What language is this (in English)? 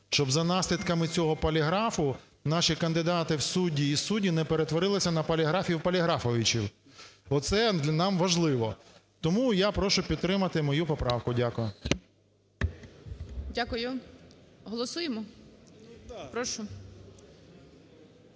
Ukrainian